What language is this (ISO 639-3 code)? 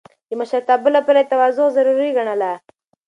pus